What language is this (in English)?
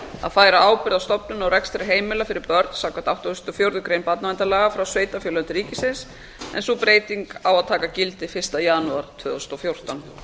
Icelandic